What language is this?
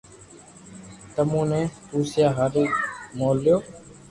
Loarki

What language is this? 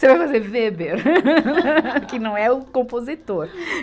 Portuguese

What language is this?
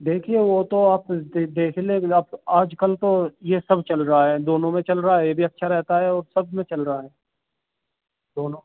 Urdu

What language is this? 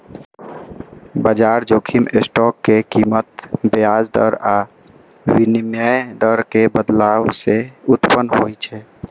Maithili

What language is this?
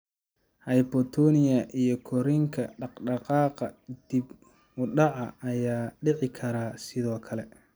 Somali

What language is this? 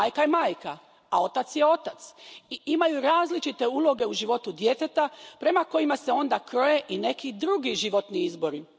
Croatian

